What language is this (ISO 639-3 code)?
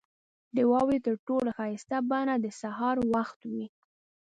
pus